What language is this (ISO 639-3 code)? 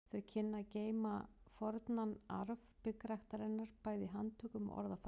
isl